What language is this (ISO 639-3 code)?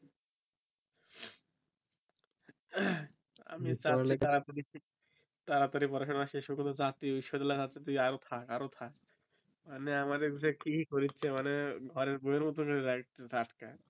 ben